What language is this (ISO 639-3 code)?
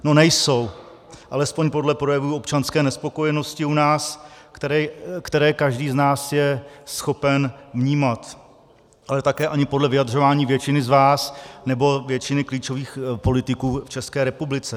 ces